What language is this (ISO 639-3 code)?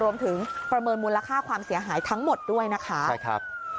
tha